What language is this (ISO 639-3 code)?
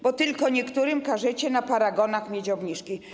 pol